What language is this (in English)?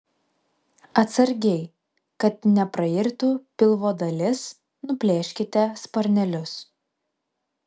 Lithuanian